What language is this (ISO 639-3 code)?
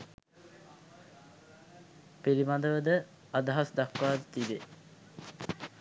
sin